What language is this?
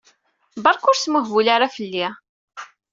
Kabyle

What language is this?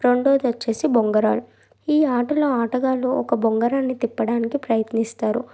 Telugu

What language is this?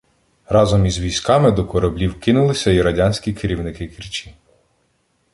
Ukrainian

